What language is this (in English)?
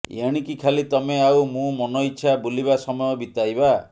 Odia